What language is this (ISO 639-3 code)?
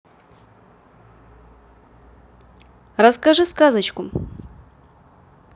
rus